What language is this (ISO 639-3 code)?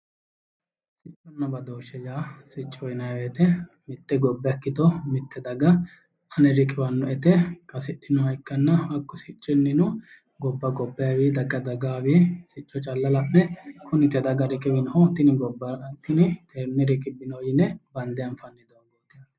sid